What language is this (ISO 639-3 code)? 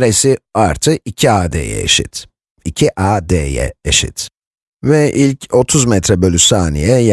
tur